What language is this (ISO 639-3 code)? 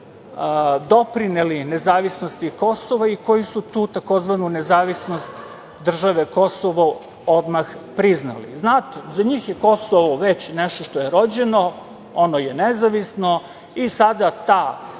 srp